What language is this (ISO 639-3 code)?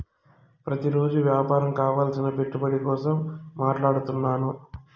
tel